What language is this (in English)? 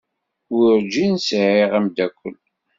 Kabyle